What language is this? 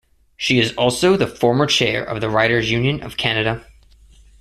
English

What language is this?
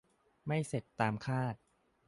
Thai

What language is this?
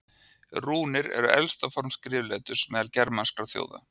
Icelandic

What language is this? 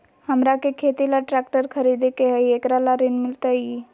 Magahi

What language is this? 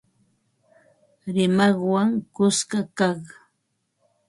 Ambo-Pasco Quechua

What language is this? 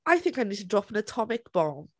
English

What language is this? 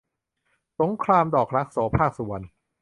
Thai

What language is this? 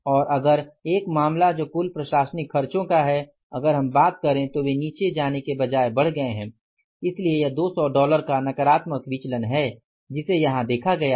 Hindi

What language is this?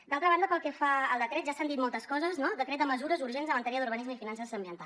Catalan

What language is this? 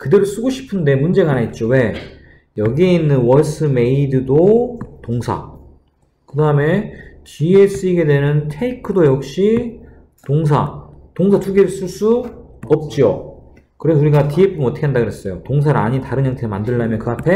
Korean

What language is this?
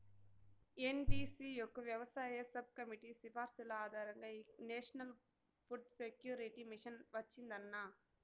Telugu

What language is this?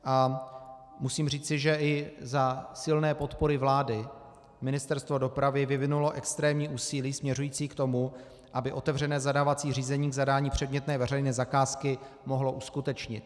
Czech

